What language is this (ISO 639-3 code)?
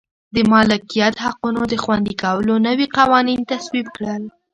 pus